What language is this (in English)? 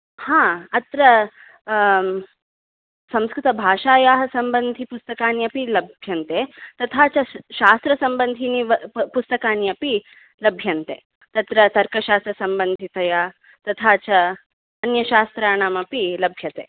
Sanskrit